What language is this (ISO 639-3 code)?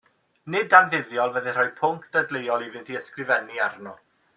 cym